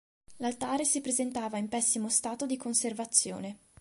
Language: Italian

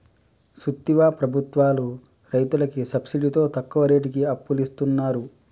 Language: Telugu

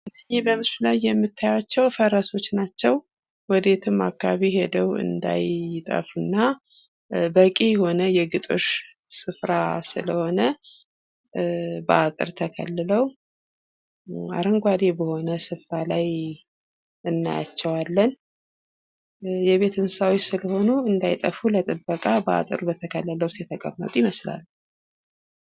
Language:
Amharic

